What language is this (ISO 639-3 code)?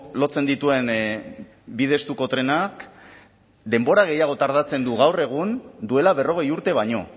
eus